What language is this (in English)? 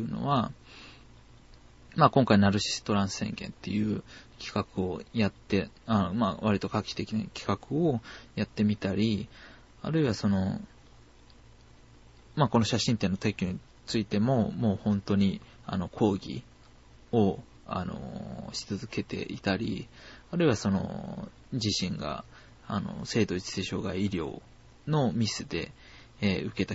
Japanese